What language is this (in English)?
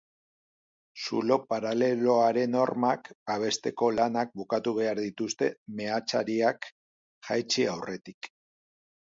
Basque